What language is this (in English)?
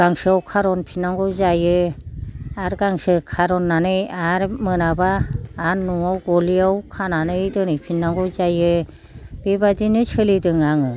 Bodo